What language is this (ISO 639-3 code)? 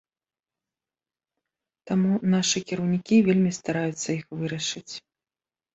bel